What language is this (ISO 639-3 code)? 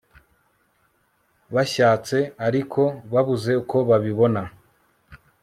kin